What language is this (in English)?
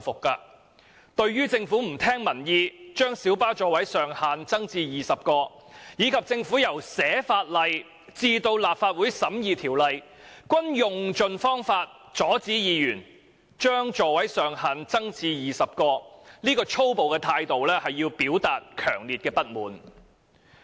Cantonese